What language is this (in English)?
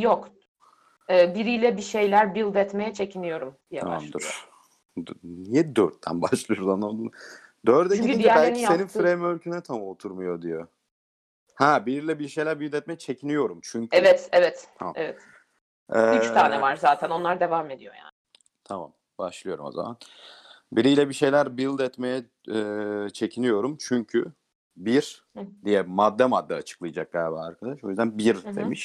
Turkish